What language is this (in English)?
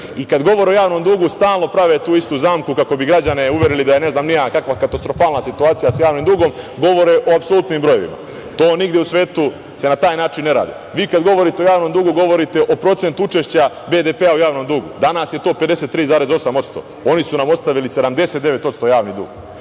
Serbian